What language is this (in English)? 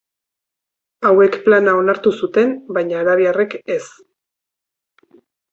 Basque